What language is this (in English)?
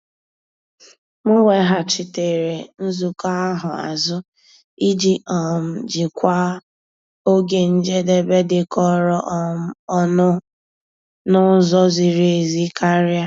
Igbo